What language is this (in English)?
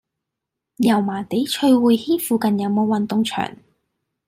Cantonese